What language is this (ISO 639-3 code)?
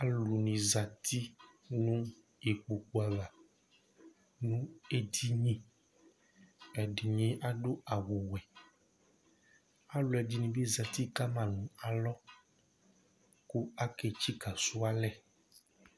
kpo